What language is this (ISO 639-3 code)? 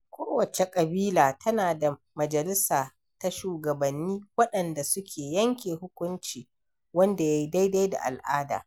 hau